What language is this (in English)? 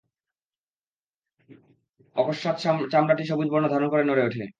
Bangla